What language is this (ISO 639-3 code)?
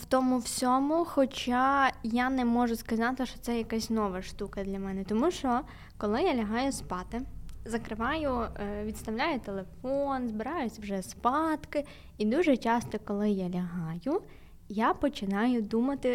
ukr